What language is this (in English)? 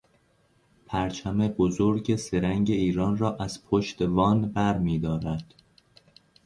Persian